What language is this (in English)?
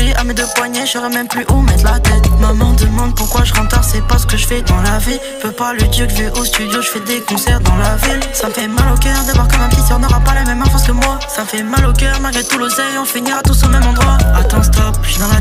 French